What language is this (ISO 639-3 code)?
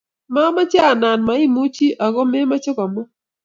kln